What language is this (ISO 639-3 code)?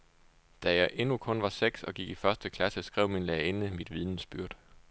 dan